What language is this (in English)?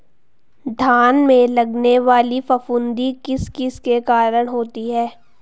Hindi